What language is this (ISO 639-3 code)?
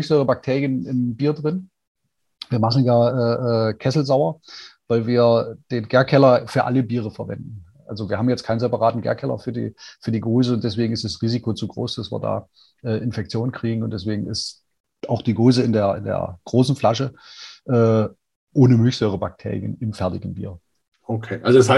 deu